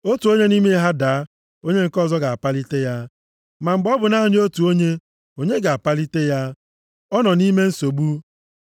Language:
Igbo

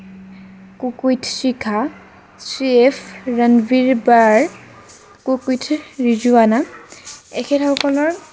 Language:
Assamese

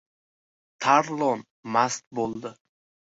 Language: Uzbek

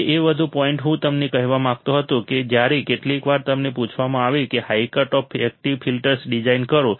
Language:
Gujarati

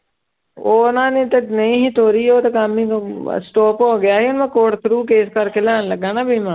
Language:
Punjabi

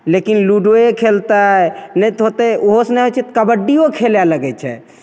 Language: Maithili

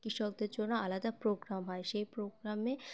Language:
Bangla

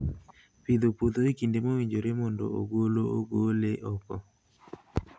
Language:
Luo (Kenya and Tanzania)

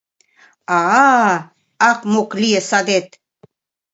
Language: Mari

